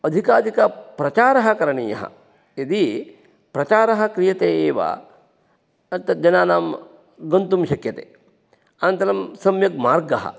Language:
Sanskrit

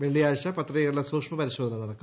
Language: Malayalam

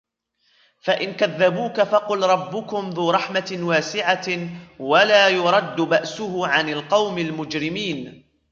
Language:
Arabic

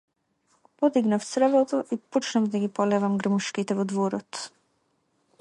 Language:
Macedonian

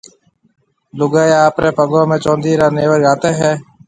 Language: Marwari (Pakistan)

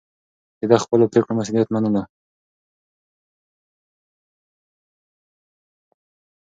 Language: Pashto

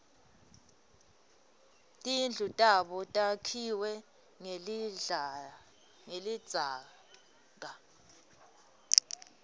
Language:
Swati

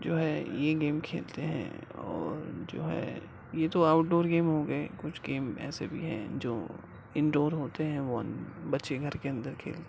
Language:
Urdu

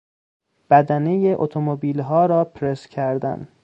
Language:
Persian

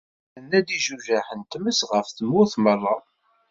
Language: Kabyle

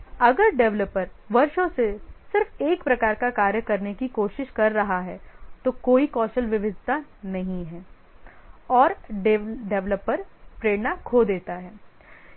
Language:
Hindi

